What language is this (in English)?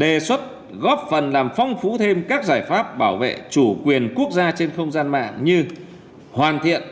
Vietnamese